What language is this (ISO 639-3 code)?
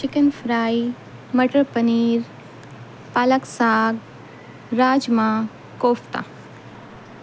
urd